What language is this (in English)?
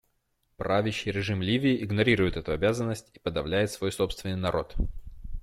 Russian